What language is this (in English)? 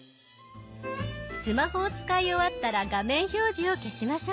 Japanese